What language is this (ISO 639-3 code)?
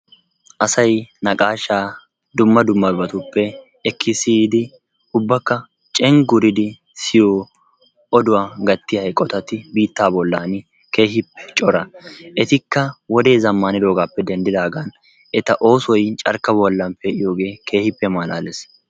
wal